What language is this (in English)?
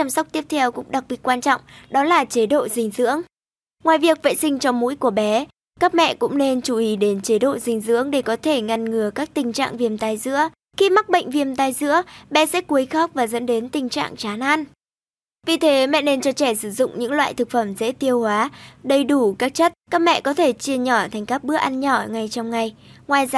Vietnamese